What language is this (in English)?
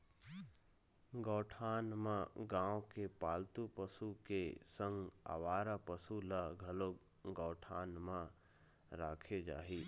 Chhattisgarhi